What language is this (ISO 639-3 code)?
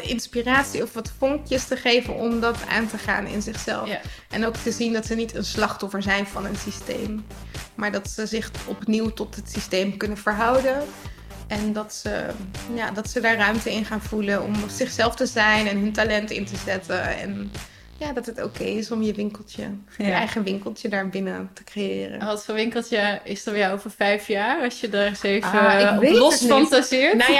nld